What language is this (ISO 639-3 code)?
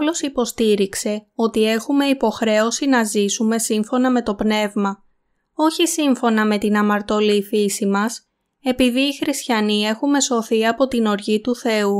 ell